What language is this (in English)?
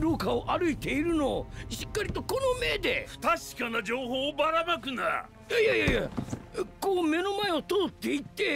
Japanese